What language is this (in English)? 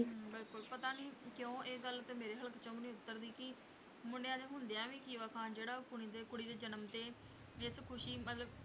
Punjabi